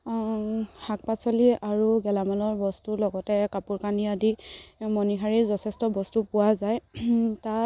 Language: Assamese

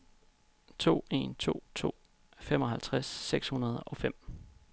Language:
Danish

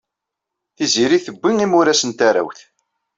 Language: Kabyle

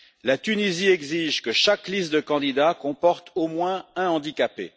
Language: French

